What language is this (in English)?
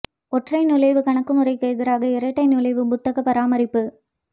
Tamil